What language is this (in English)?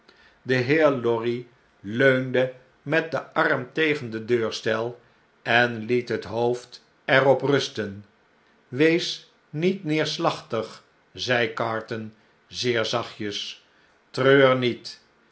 Dutch